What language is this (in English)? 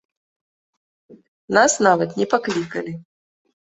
Belarusian